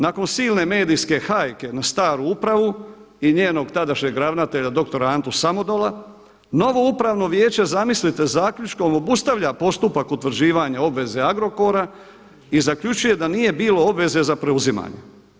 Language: Croatian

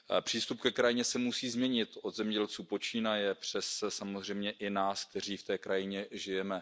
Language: Czech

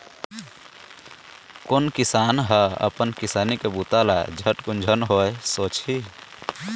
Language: Chhattisgarhi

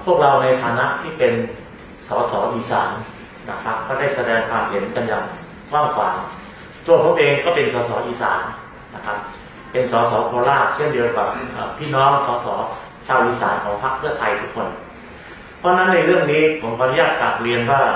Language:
Thai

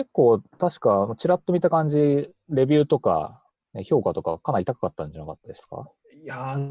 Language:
Japanese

